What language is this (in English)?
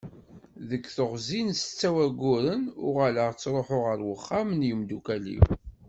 Kabyle